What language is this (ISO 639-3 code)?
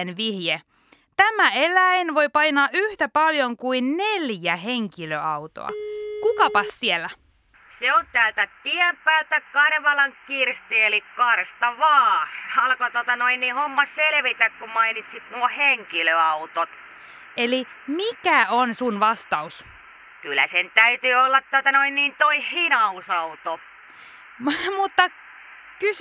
fin